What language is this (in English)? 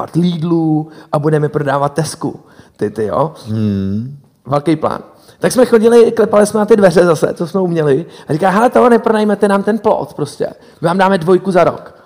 Czech